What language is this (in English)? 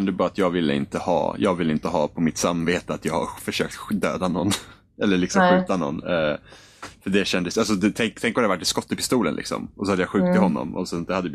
Swedish